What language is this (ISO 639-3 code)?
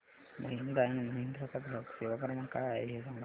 mar